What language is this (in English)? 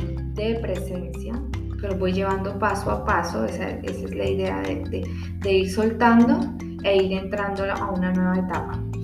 Spanish